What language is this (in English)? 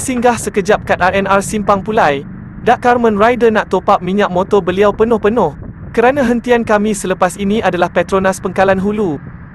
Malay